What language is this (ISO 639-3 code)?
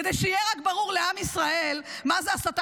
heb